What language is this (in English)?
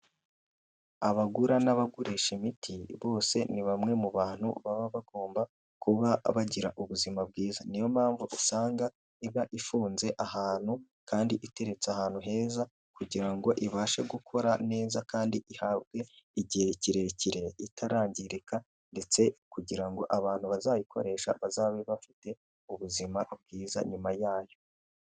Kinyarwanda